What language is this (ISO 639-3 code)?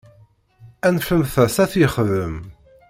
kab